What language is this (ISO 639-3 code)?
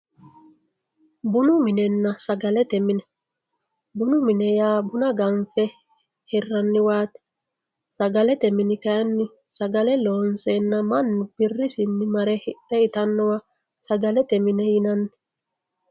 sid